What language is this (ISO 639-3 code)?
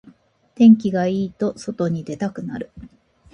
jpn